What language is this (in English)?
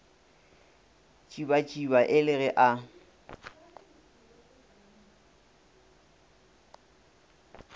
Northern Sotho